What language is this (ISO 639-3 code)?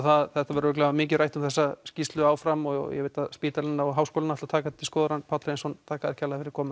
isl